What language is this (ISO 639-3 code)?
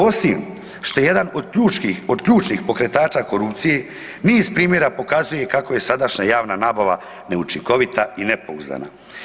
hrv